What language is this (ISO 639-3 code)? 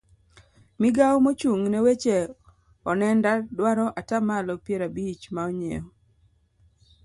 luo